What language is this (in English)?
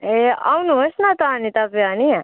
Nepali